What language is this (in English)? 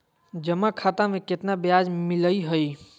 Magahi